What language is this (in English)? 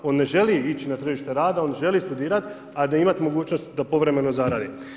Croatian